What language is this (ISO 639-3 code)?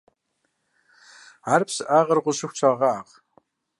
kbd